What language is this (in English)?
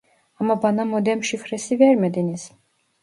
Turkish